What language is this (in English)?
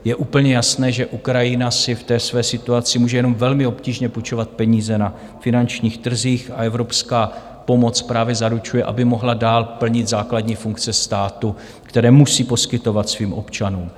Czech